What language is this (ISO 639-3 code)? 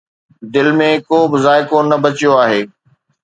snd